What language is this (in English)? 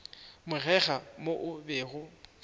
Northern Sotho